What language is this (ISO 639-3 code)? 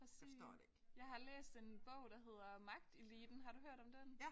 dan